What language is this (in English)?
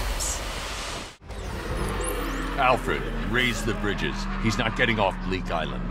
Polish